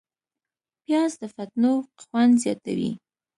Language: Pashto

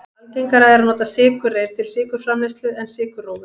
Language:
Icelandic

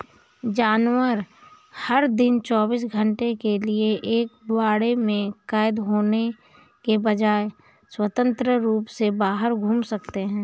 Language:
Hindi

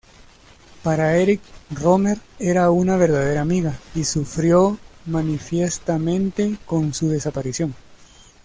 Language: Spanish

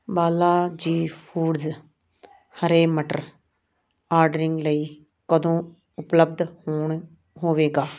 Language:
Punjabi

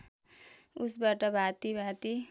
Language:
Nepali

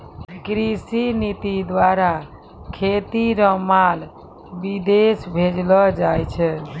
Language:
Maithili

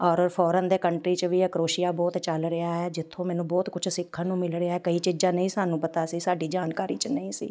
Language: Punjabi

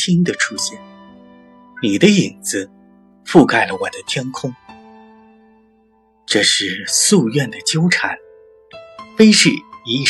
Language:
Chinese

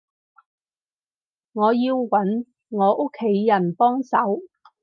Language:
Cantonese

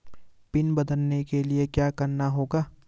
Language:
Hindi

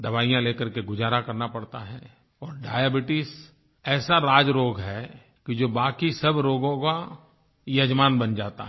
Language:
Hindi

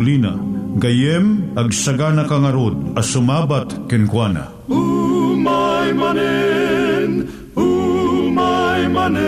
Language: Filipino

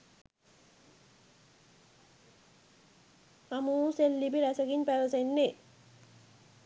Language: Sinhala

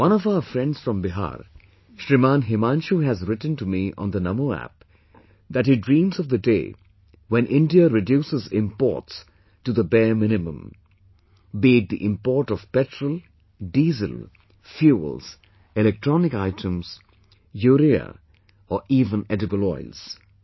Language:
English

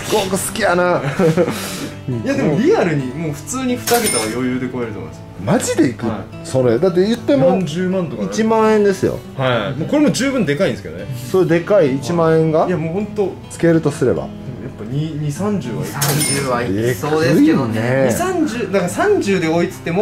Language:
Japanese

